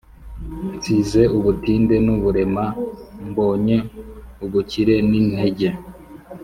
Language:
Kinyarwanda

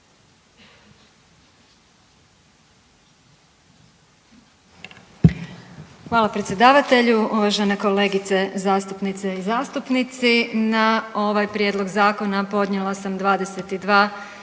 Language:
Croatian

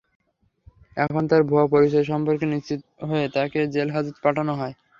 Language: Bangla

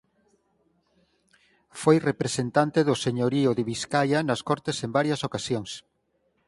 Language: Galician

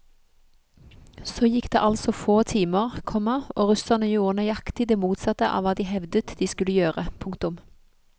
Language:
Norwegian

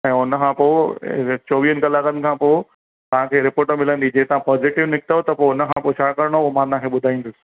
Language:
Sindhi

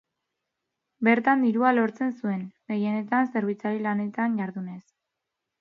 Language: Basque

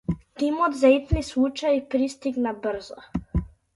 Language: Macedonian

